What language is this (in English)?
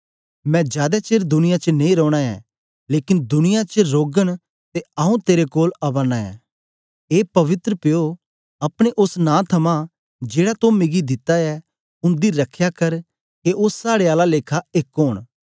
Dogri